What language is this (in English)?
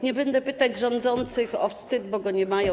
Polish